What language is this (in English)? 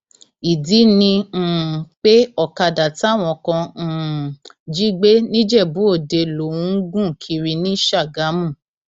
Yoruba